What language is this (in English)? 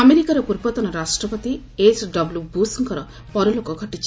Odia